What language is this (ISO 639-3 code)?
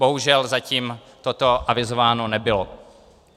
ces